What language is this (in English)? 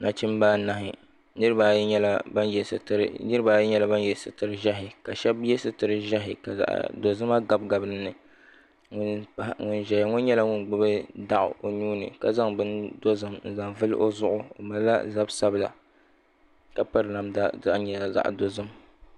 Dagbani